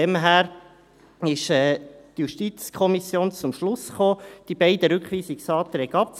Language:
Swiss German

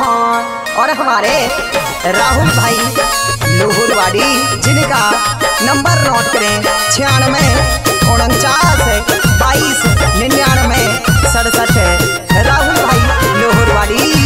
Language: Hindi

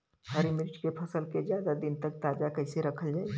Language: Bhojpuri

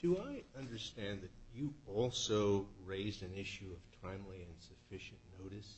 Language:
English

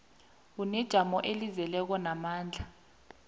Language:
South Ndebele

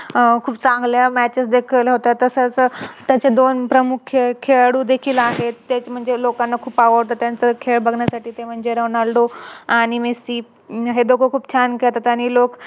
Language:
Marathi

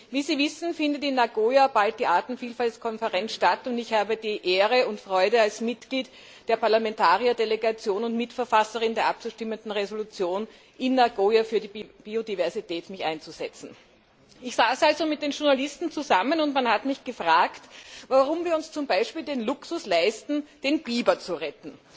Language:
German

